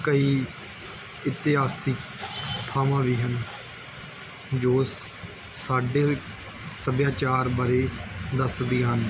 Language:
Punjabi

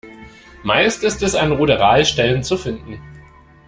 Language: German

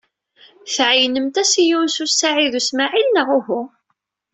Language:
Kabyle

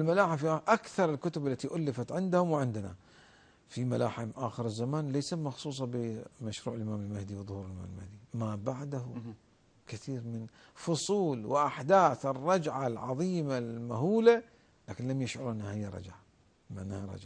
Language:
Arabic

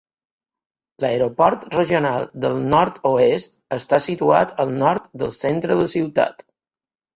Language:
Catalan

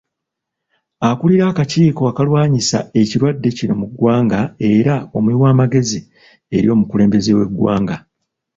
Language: Ganda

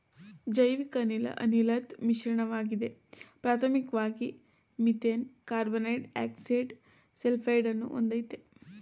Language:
Kannada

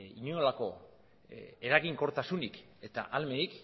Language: Basque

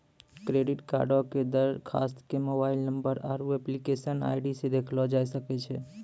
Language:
Maithili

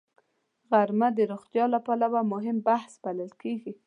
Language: Pashto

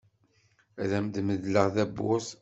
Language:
Kabyle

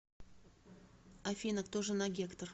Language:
Russian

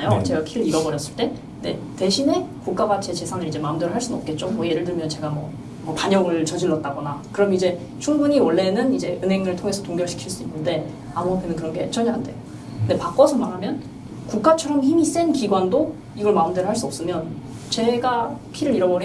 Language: Korean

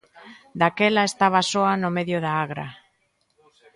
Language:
Galician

